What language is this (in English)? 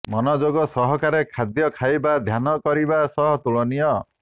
Odia